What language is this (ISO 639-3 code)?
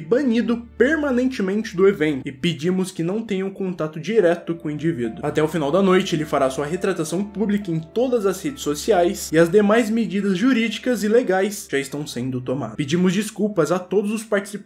por